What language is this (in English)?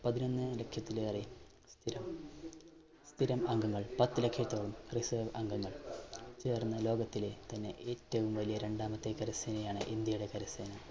Malayalam